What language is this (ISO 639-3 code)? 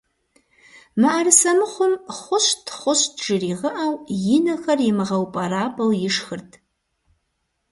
kbd